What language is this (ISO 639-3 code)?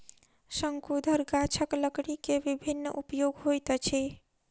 mai